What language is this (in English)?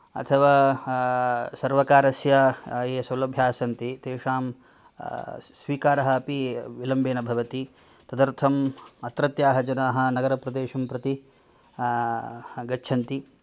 Sanskrit